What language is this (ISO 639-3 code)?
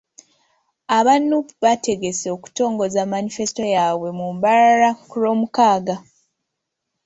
lug